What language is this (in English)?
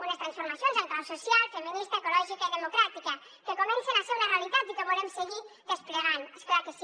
Catalan